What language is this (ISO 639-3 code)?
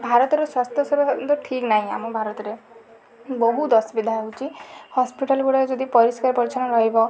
ori